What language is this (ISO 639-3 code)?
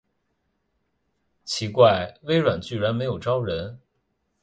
zho